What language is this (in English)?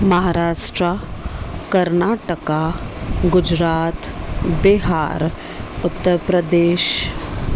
Sindhi